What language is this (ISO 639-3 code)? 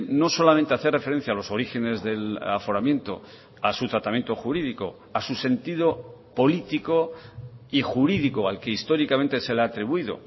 spa